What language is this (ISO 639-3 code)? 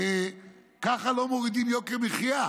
heb